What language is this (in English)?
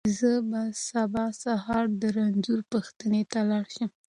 Pashto